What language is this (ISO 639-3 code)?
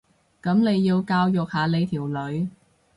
yue